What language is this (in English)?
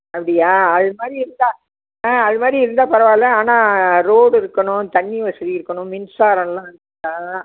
Tamil